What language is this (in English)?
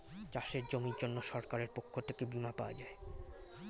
Bangla